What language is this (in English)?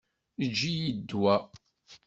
Kabyle